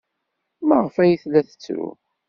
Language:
Kabyle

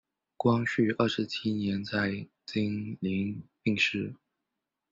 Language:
Chinese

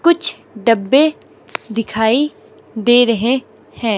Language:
Hindi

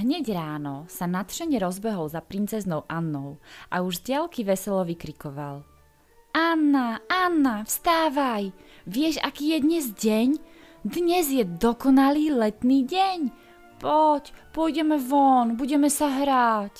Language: Czech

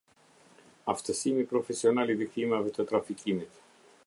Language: Albanian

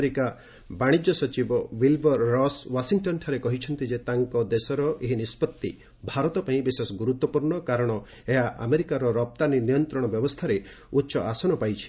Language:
Odia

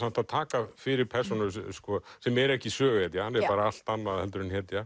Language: Icelandic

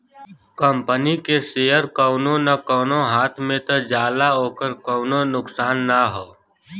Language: Bhojpuri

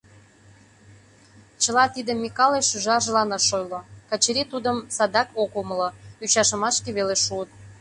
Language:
Mari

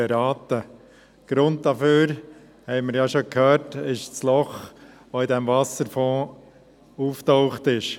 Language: Swiss German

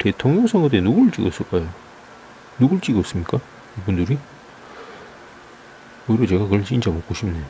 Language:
Korean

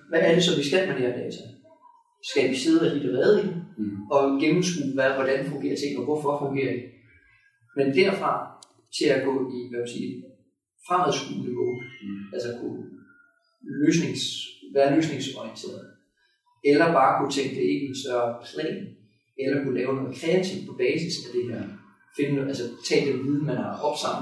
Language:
Danish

